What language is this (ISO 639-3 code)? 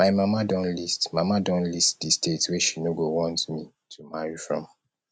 pcm